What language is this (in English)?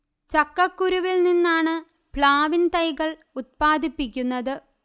Malayalam